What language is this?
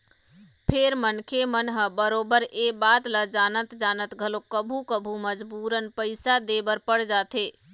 Chhattisgarhi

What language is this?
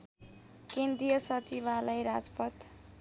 Nepali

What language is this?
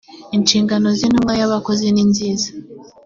Kinyarwanda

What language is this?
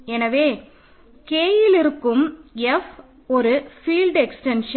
Tamil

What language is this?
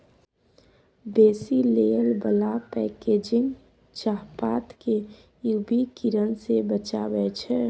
Maithili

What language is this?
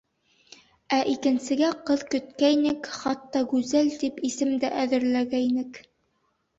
Bashkir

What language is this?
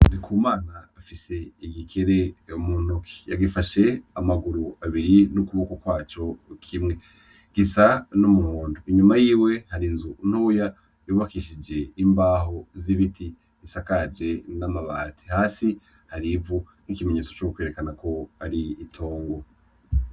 Rundi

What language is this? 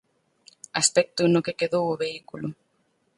Galician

